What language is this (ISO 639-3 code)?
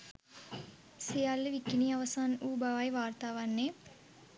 sin